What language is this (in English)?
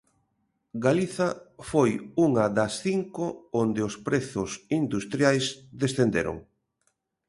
Galician